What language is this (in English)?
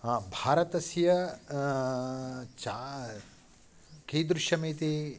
Sanskrit